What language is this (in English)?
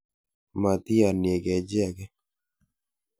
Kalenjin